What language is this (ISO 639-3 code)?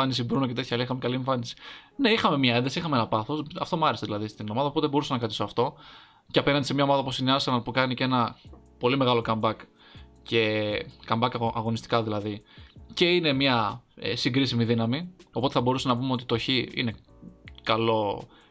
ell